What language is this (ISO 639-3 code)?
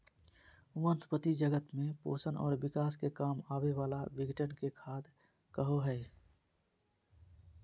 mag